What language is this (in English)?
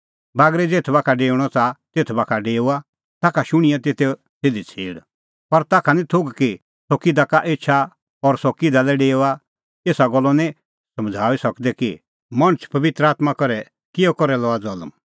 Kullu Pahari